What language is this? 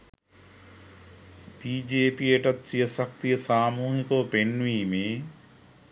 Sinhala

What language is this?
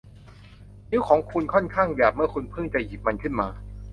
Thai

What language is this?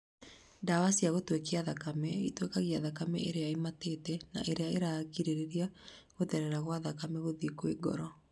Kikuyu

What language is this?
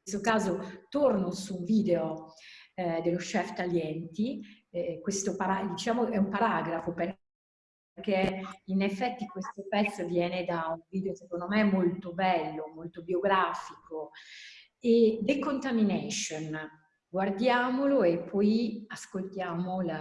Italian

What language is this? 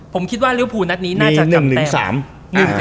Thai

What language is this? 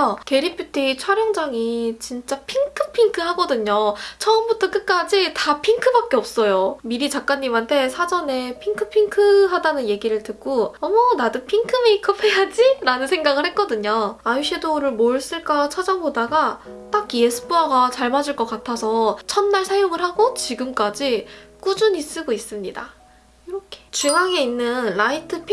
Korean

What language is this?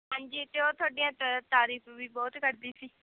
Punjabi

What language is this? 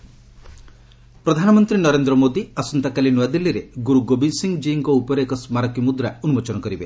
Odia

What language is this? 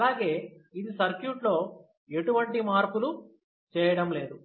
Telugu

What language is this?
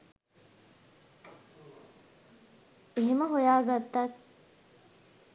Sinhala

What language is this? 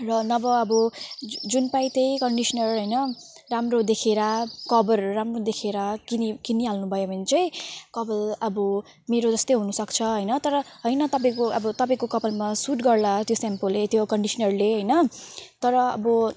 Nepali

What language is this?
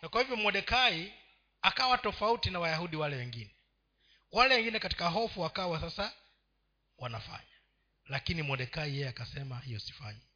Swahili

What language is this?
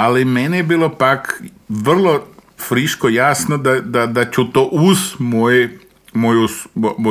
Croatian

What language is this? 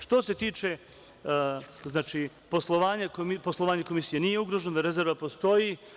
Serbian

